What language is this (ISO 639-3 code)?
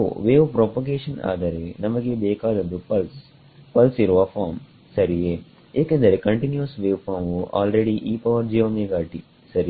kan